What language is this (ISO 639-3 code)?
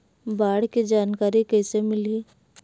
hne